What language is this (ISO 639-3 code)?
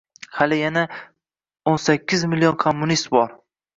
uzb